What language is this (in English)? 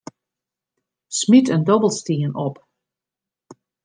Western Frisian